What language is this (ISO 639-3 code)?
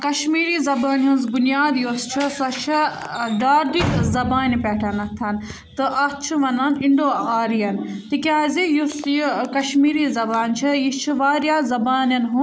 kas